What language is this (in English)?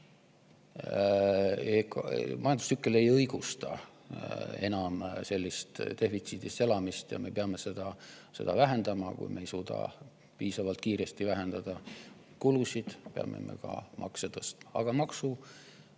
Estonian